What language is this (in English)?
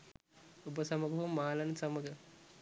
Sinhala